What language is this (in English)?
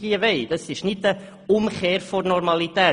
Swiss German